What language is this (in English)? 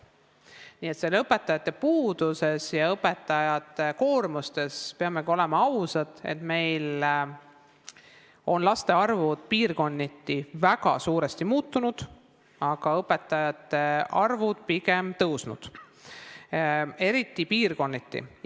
Estonian